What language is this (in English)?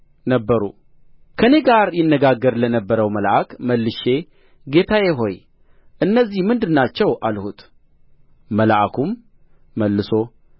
Amharic